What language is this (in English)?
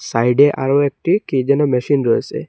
Bangla